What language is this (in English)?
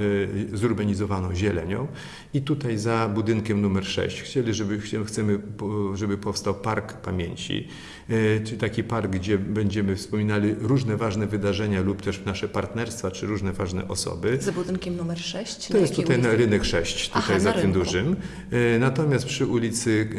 Polish